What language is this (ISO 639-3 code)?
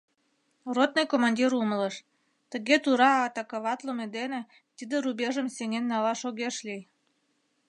chm